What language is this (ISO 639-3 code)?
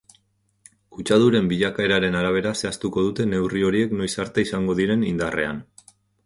eus